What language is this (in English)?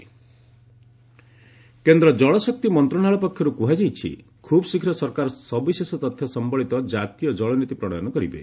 Odia